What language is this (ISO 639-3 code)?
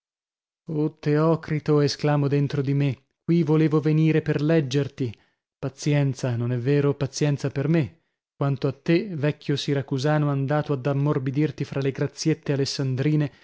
ita